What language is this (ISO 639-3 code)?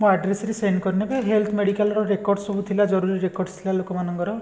ori